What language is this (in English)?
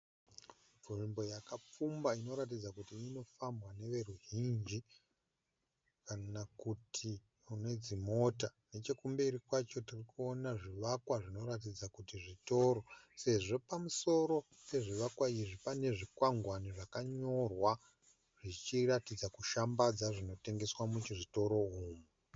Shona